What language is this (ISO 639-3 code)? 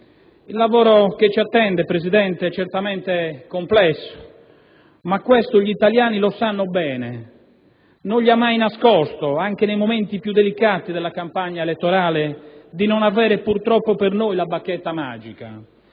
ita